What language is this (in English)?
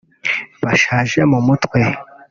Kinyarwanda